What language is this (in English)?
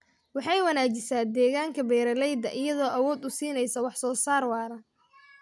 Somali